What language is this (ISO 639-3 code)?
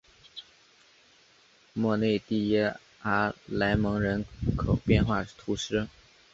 zho